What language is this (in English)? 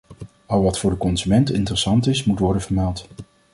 Dutch